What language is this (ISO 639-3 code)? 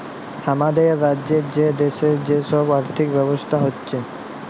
ben